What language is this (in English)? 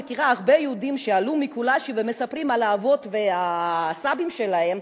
Hebrew